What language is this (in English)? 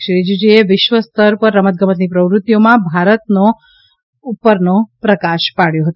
Gujarati